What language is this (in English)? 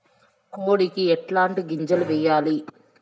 Telugu